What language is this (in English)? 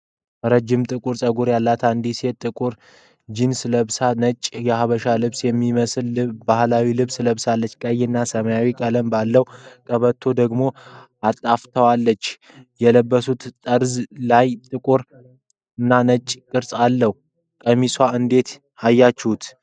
Amharic